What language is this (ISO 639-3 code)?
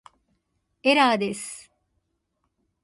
jpn